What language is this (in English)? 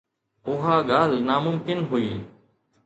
Sindhi